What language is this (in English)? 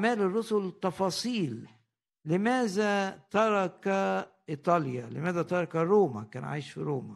Arabic